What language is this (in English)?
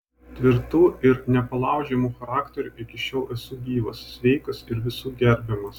Lithuanian